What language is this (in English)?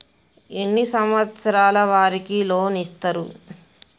Telugu